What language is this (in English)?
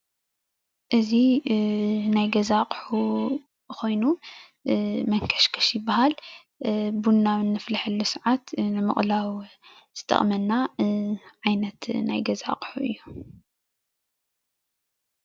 Tigrinya